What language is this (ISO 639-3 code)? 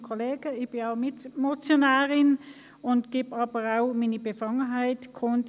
gsw